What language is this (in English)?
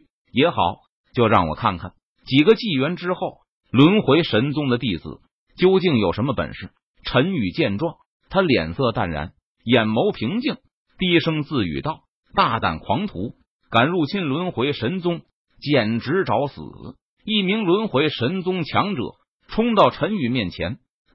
Chinese